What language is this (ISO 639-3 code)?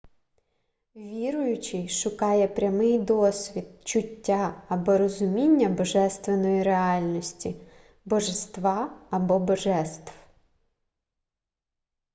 ukr